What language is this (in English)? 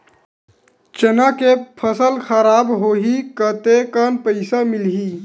Chhattisgarhi